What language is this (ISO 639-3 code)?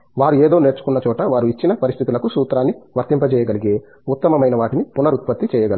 tel